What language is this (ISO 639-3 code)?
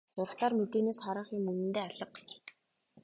mon